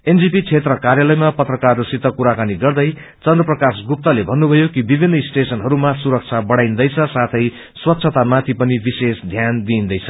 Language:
Nepali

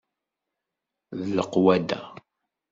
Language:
Kabyle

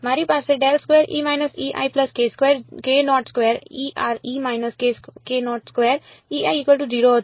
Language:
Gujarati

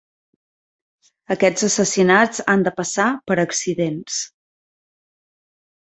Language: Catalan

